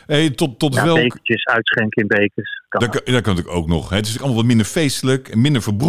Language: Dutch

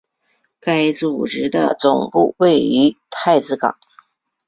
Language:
Chinese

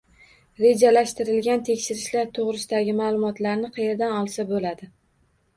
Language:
Uzbek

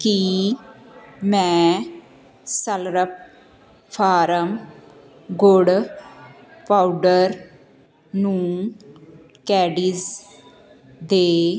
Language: Punjabi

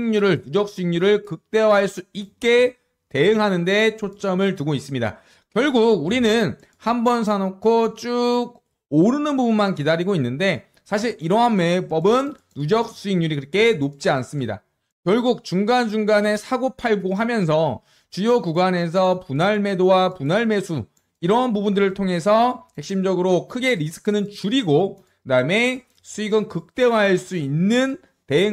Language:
Korean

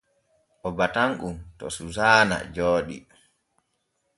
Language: Borgu Fulfulde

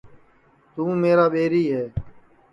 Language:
Sansi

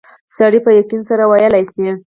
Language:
Pashto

